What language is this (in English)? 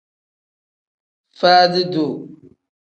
Tem